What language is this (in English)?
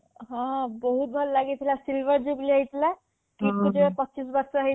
Odia